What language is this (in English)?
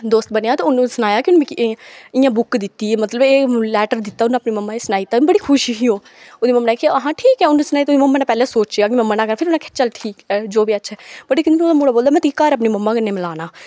Dogri